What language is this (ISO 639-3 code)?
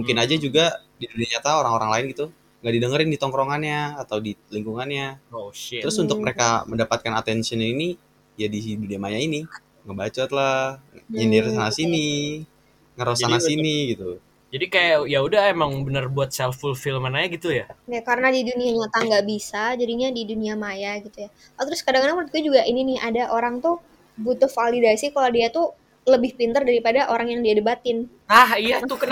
ind